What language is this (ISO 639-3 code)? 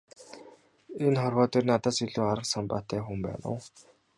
mon